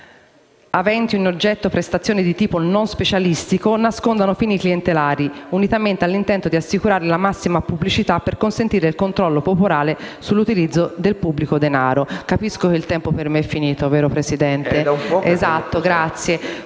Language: Italian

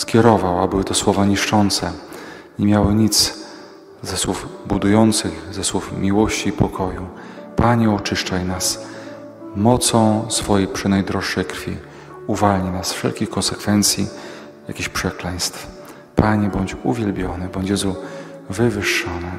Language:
Polish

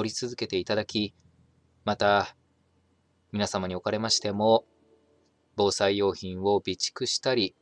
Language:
Japanese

